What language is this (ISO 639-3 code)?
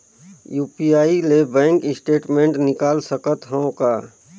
hne